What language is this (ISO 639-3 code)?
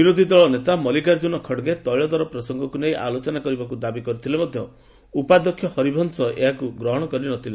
ori